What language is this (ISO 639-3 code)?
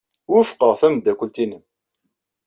kab